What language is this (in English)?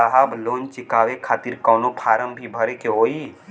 Bhojpuri